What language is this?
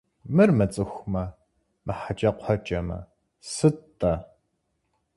Kabardian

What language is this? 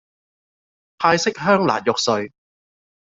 Cantonese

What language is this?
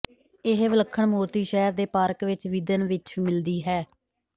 Punjabi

